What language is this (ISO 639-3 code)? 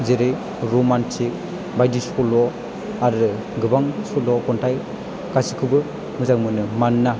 brx